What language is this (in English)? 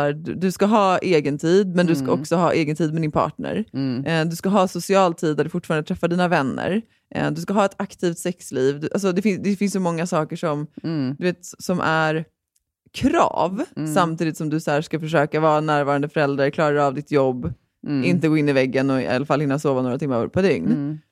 Swedish